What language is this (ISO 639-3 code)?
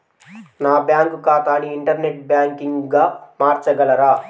tel